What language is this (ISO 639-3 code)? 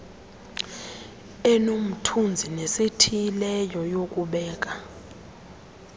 xho